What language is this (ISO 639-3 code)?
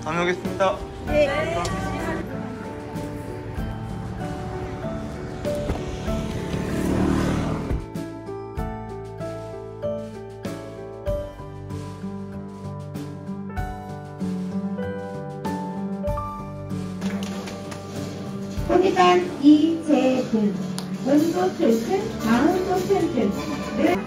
kor